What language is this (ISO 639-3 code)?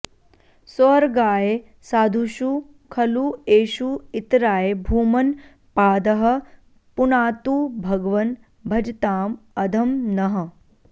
san